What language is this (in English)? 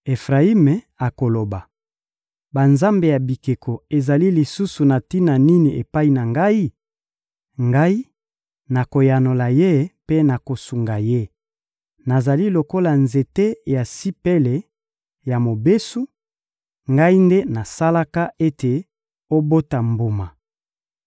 Lingala